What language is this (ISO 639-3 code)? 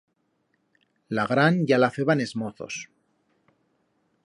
arg